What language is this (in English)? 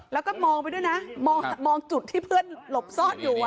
Thai